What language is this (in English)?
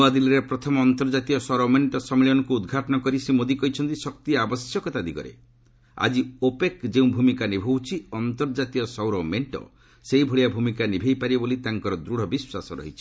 Odia